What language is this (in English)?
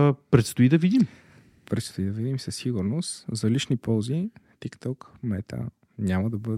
Bulgarian